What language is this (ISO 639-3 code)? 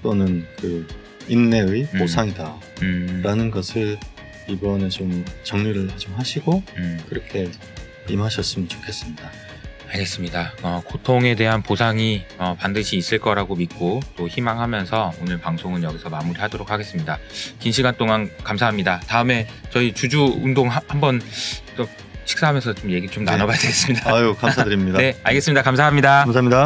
kor